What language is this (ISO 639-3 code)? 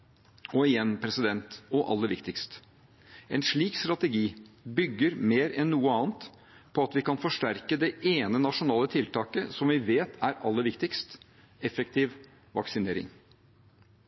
nob